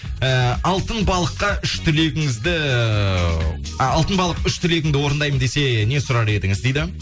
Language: Kazakh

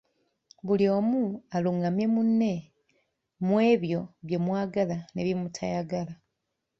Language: Ganda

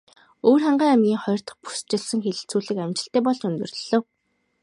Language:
Mongolian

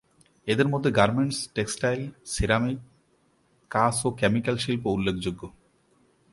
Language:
Bangla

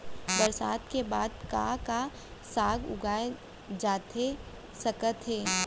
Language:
Chhattisgarhi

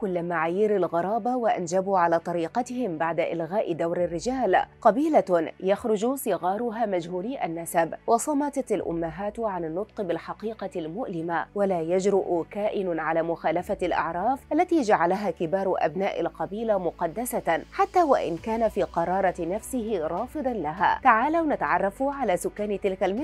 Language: Arabic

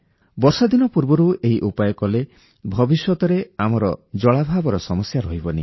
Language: Odia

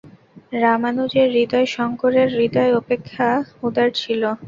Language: Bangla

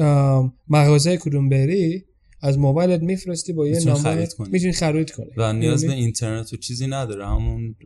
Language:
Persian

